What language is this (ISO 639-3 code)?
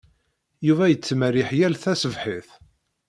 kab